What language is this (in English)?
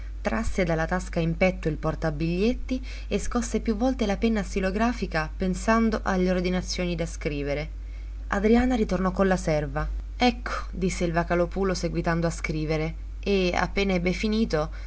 Italian